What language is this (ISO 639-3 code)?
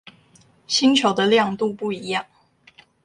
zho